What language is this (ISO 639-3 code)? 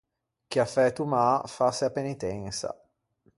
lij